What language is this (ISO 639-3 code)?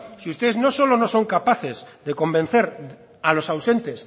spa